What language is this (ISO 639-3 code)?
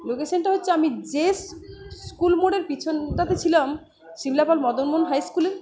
ben